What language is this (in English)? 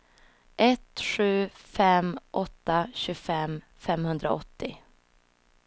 Swedish